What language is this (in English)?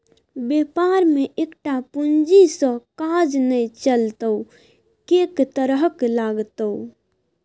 Maithili